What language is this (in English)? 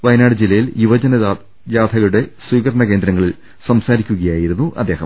Malayalam